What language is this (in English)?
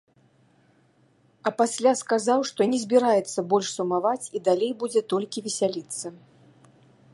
Belarusian